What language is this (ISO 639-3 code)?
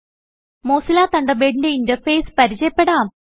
mal